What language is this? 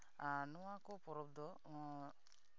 Santali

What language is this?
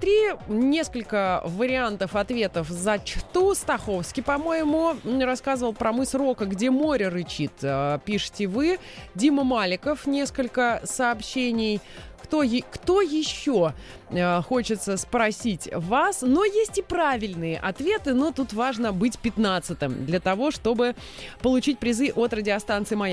Russian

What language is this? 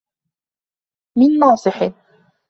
Arabic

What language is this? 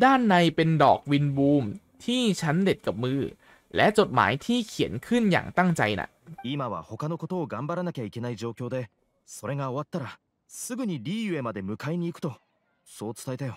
Thai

